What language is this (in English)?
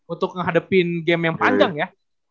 Indonesian